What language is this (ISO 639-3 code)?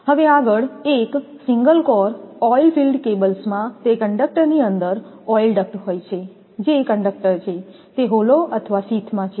guj